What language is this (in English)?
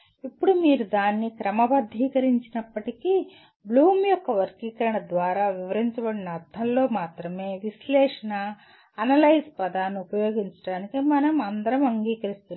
Telugu